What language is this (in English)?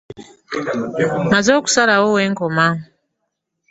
Ganda